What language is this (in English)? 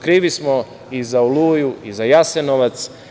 Serbian